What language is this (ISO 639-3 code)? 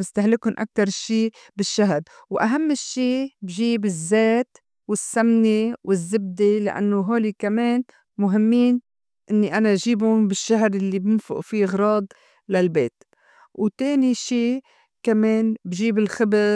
apc